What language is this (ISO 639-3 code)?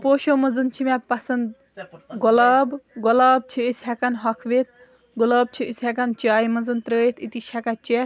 kas